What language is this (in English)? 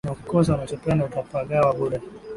Swahili